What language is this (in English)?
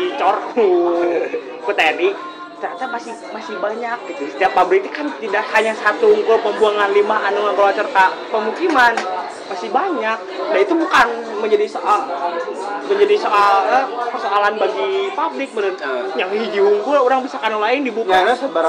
Indonesian